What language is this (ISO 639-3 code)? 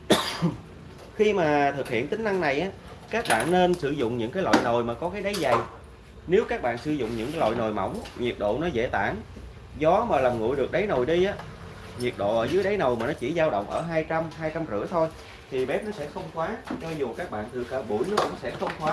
vie